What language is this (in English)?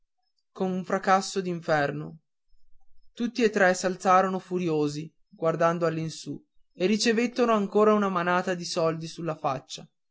Italian